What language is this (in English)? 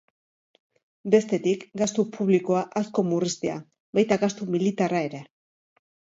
Basque